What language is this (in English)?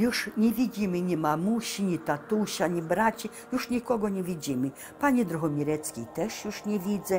Polish